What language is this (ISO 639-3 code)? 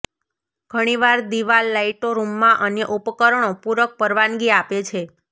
guj